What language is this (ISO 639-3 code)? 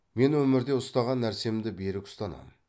kaz